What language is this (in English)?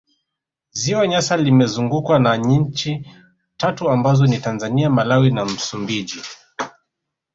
Swahili